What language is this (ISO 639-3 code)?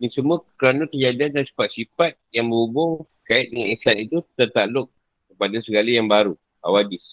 msa